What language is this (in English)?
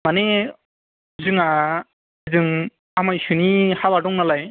Bodo